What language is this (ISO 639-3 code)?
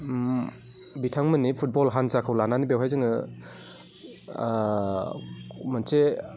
brx